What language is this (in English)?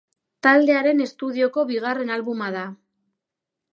Basque